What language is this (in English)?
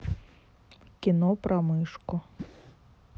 Russian